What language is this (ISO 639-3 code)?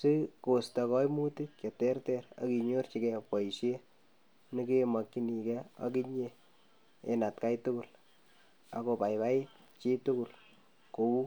kln